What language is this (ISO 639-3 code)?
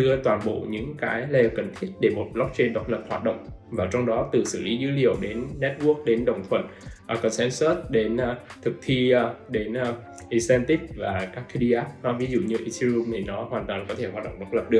vie